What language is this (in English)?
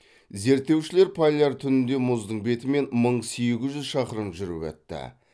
Kazakh